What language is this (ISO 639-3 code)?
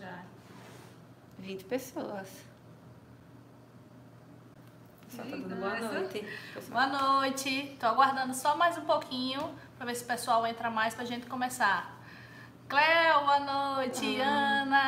por